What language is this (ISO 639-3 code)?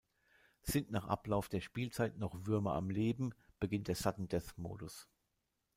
deu